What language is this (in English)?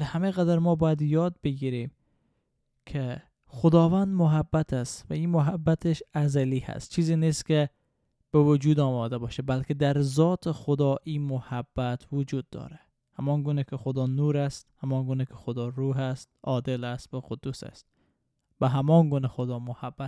Persian